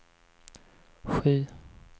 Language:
Swedish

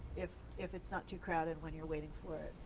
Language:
English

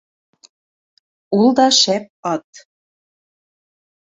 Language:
Bashkir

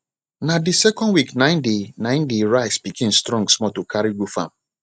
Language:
Nigerian Pidgin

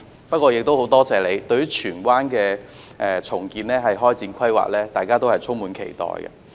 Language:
Cantonese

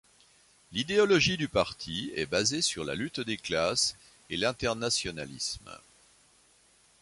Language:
French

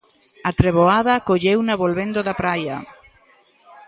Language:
Galician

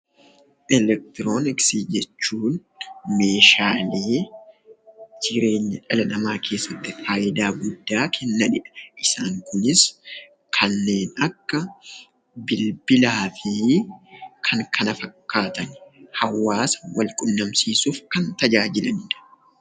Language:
Oromo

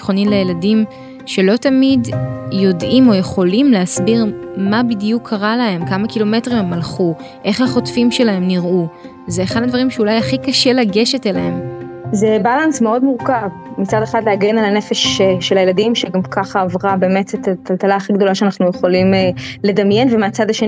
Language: Hebrew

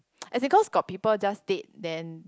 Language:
English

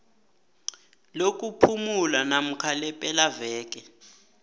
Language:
South Ndebele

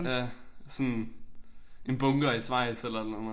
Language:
Danish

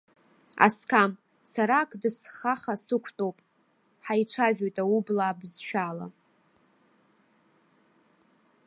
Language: Abkhazian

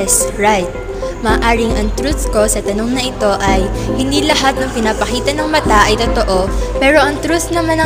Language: Filipino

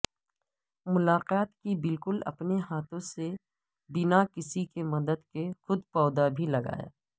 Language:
Urdu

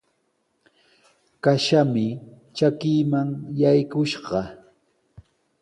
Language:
Sihuas Ancash Quechua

